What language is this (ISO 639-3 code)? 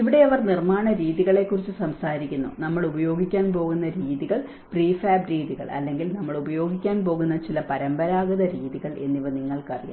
mal